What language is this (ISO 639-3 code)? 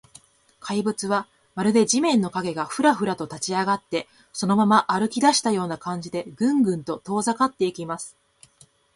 jpn